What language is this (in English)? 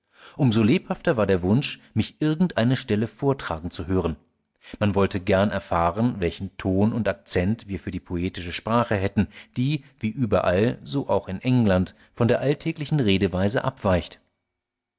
German